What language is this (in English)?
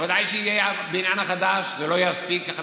Hebrew